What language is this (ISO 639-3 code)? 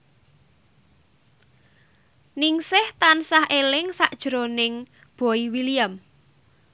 jav